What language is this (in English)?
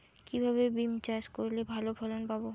Bangla